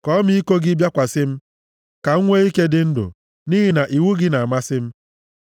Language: Igbo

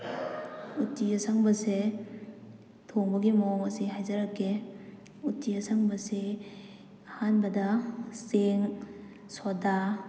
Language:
Manipuri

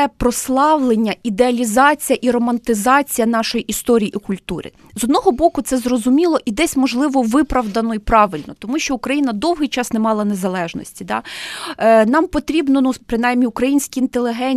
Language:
Ukrainian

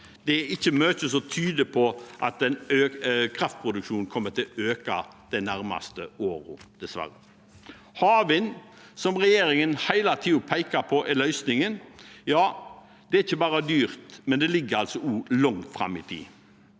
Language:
Norwegian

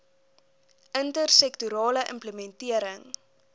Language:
Afrikaans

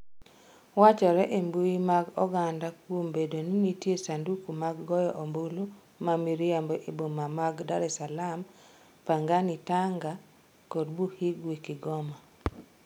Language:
Luo (Kenya and Tanzania)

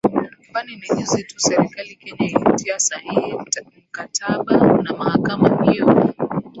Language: Swahili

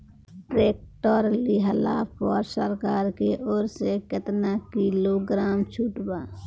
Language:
Bhojpuri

